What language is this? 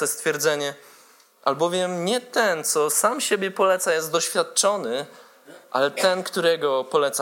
Polish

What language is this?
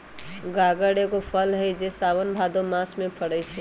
Magahi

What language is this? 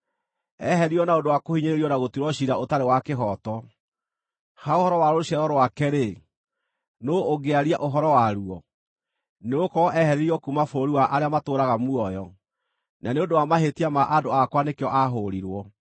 Kikuyu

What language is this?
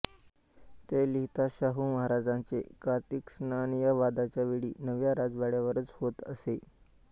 Marathi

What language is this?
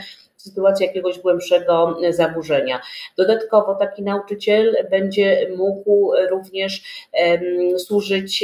Polish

